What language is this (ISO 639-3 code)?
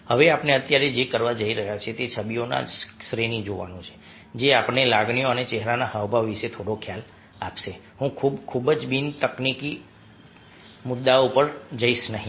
guj